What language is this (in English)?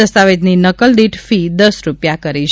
Gujarati